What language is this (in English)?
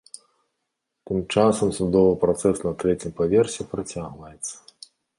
Belarusian